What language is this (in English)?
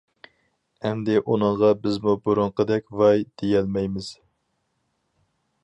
Uyghur